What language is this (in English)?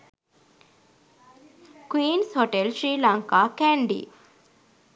Sinhala